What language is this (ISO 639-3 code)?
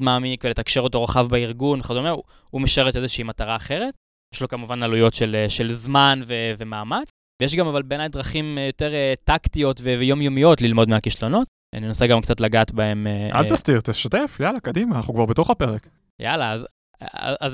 heb